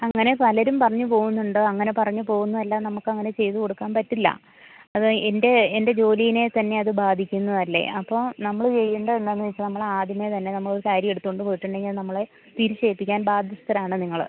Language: Malayalam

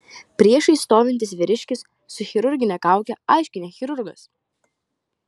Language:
Lithuanian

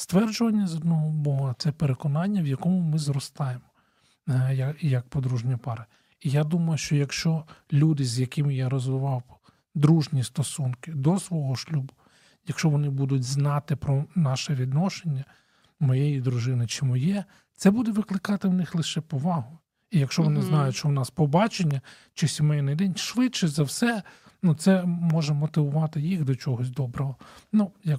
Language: Ukrainian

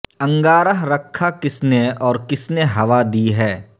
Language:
Urdu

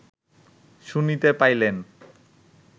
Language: Bangla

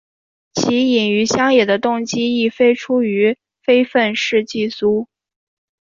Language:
Chinese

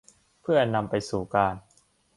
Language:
Thai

